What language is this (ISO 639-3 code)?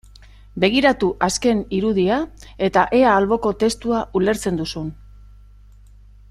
eus